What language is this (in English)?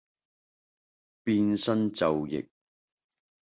Cantonese